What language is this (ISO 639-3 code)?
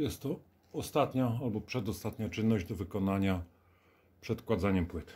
pol